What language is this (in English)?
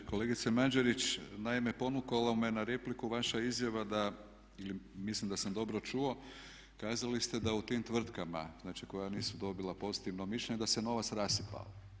Croatian